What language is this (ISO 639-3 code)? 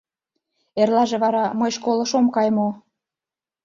chm